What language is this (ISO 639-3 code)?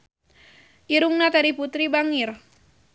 sun